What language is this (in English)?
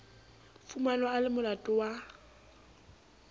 Southern Sotho